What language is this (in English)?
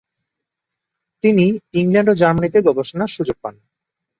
Bangla